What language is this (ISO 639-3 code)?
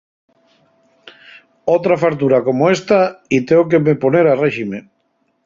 ast